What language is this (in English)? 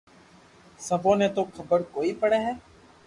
Loarki